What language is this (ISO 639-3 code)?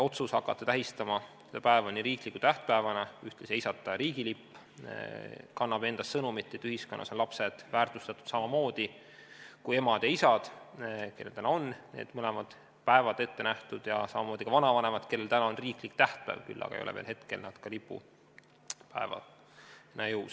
est